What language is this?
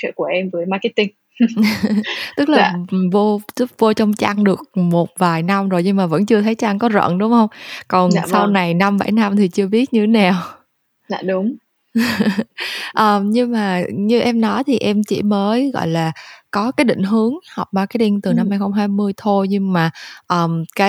Vietnamese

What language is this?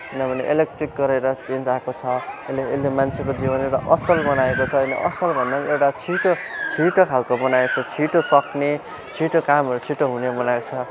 Nepali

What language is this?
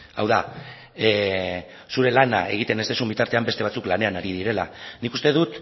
Basque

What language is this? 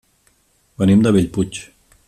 Catalan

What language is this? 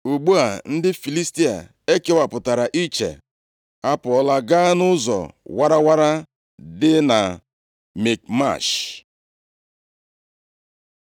Igbo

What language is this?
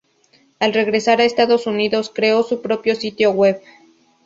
Spanish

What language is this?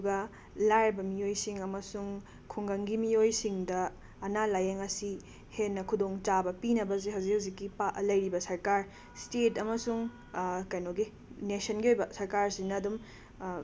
Manipuri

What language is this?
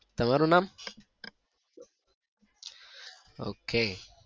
Gujarati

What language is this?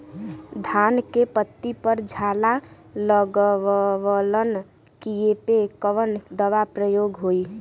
Bhojpuri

